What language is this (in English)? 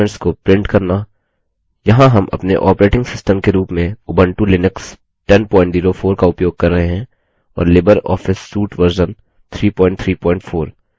Hindi